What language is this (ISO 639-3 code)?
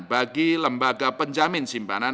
ind